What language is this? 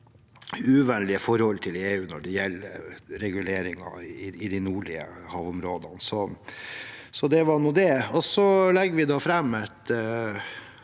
Norwegian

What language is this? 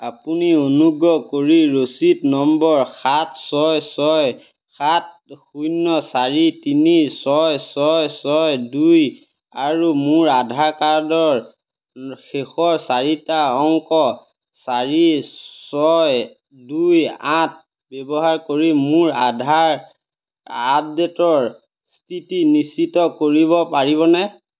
Assamese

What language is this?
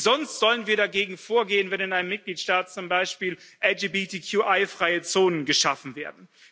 German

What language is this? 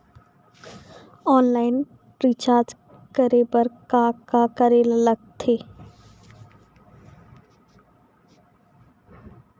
Chhattisgarhi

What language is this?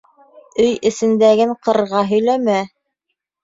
Bashkir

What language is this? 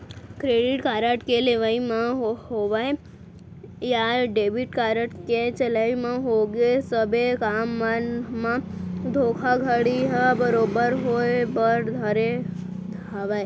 Chhattisgarhi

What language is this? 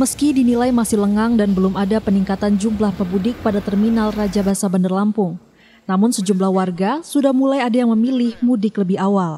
Indonesian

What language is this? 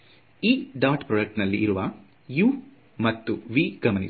Kannada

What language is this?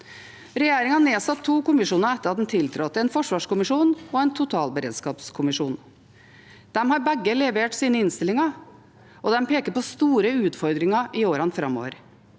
Norwegian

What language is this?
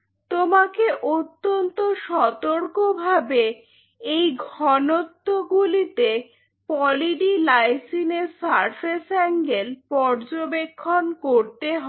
Bangla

